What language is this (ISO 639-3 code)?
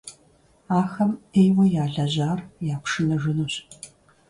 kbd